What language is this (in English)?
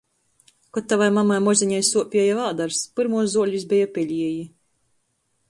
Latgalian